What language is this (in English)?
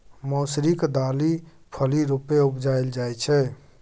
Maithili